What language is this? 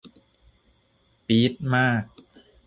Thai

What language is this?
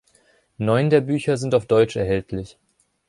German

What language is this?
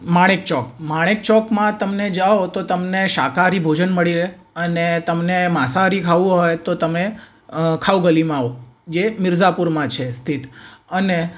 Gujarati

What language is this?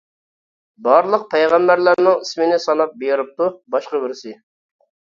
Uyghur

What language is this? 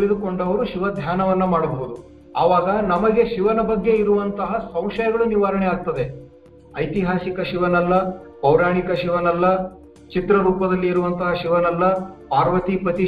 Kannada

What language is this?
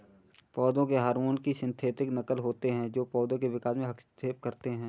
Hindi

